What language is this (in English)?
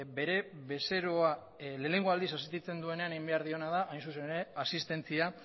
Basque